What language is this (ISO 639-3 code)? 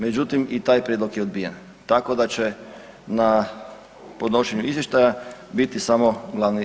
hrv